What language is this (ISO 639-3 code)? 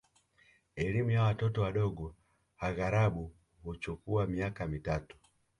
swa